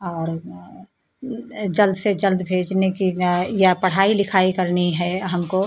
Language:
Hindi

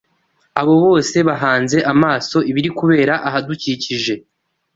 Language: Kinyarwanda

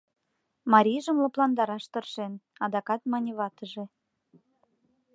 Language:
Mari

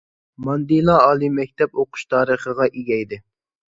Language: Uyghur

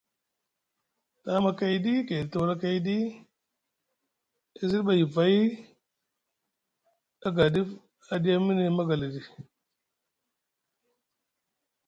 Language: Musgu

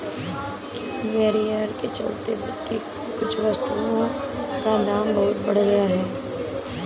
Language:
Hindi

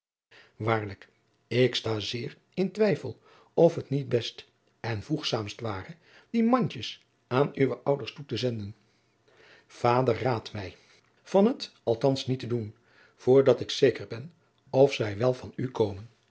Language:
Dutch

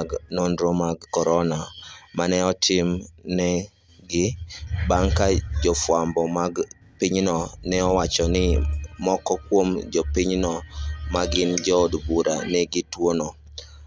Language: Luo (Kenya and Tanzania)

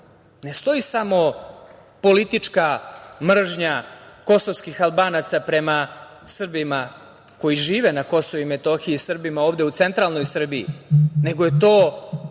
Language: Serbian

